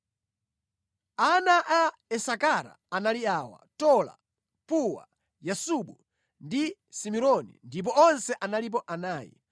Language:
Nyanja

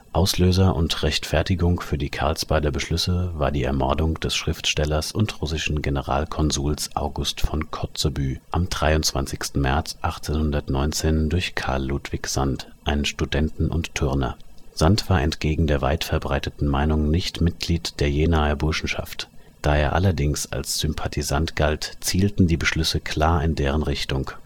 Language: German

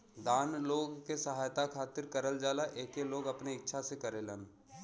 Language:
Bhojpuri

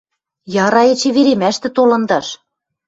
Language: Western Mari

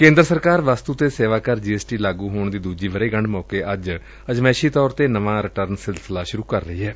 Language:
Punjabi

